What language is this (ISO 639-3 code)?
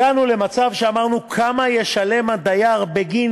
heb